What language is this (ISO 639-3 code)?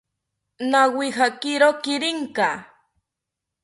cpy